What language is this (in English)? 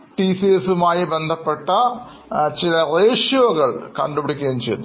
Malayalam